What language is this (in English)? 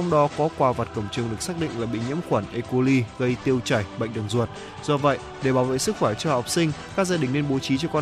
Vietnamese